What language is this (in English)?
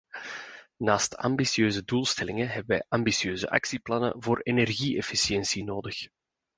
Dutch